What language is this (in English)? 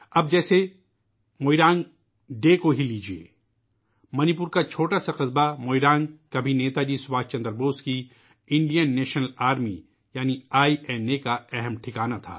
Urdu